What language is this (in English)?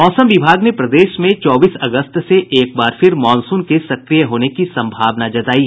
Hindi